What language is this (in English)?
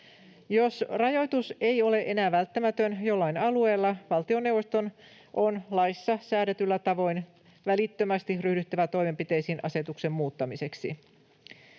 Finnish